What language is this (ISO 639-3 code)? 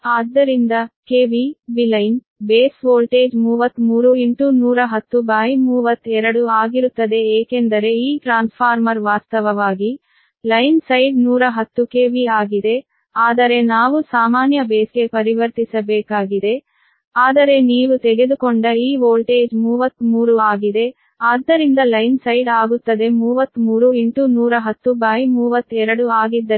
kan